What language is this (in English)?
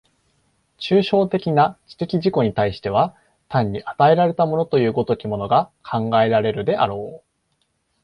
Japanese